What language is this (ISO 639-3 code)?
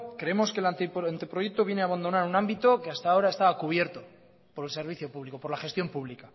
spa